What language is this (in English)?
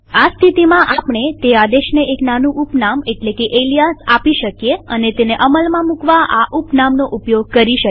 Gujarati